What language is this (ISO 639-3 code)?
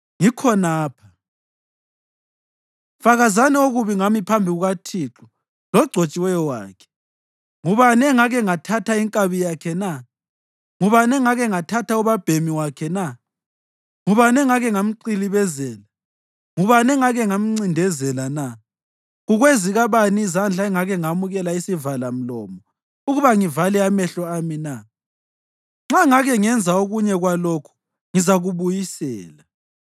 nde